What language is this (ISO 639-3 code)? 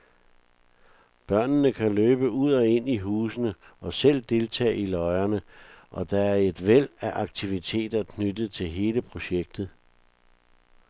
dan